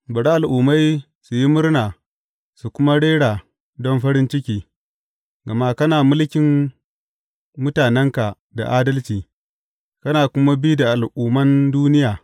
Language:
Hausa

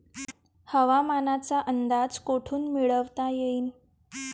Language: Marathi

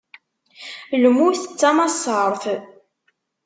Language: Kabyle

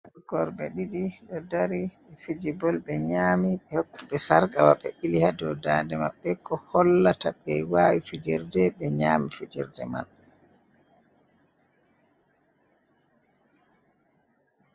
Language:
Fula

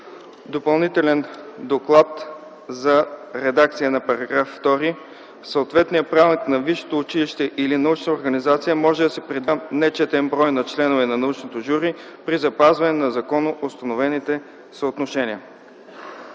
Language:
Bulgarian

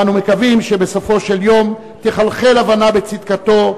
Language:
Hebrew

